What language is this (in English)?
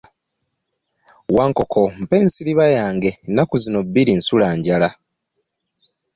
Ganda